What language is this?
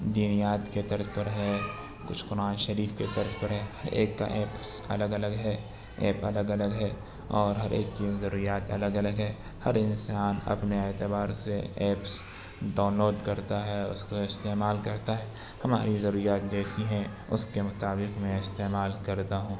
Urdu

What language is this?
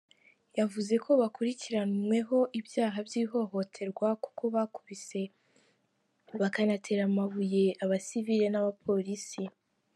Kinyarwanda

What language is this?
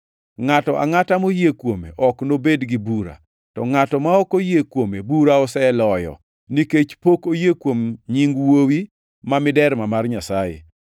Luo (Kenya and Tanzania)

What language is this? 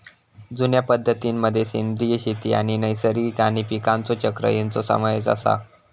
Marathi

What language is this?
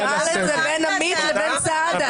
Hebrew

